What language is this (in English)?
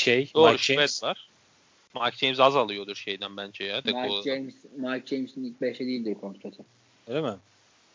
Turkish